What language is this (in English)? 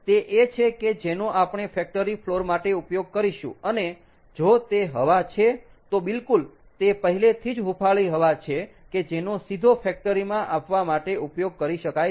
Gujarati